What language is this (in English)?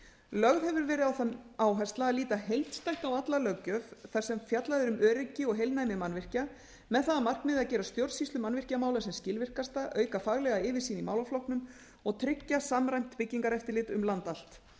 Icelandic